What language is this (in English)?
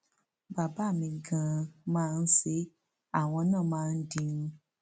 Yoruba